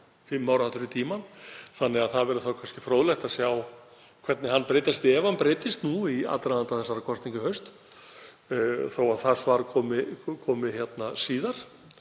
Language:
Icelandic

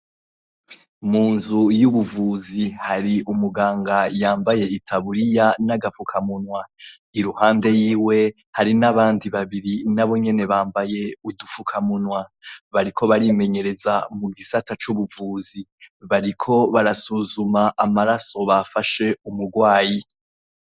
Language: Rundi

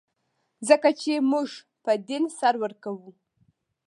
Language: Pashto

